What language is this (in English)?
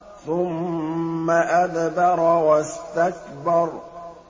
Arabic